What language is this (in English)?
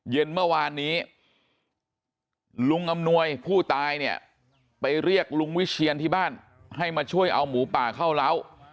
Thai